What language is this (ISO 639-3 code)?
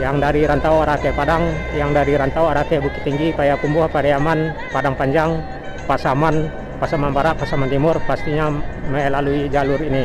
ind